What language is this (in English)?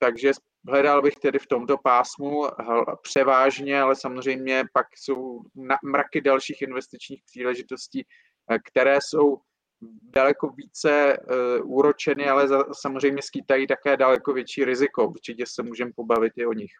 Czech